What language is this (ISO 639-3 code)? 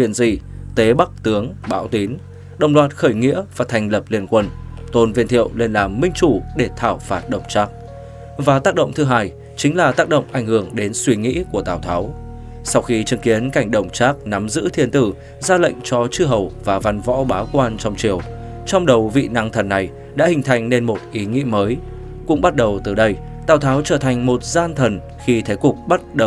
vie